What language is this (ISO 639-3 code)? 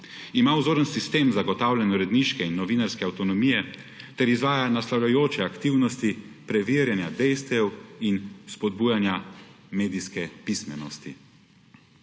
slv